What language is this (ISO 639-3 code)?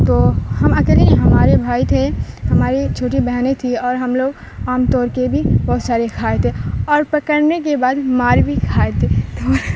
urd